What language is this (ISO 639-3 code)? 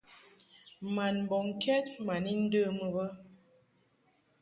mhk